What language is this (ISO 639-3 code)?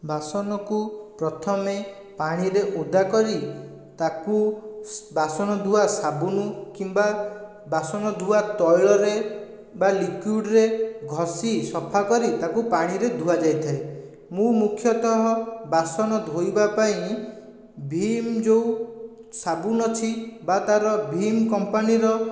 ori